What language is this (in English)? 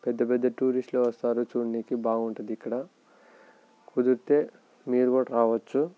Telugu